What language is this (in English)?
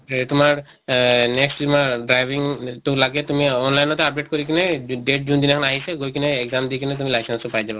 Assamese